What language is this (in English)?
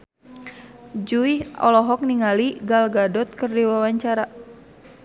Sundanese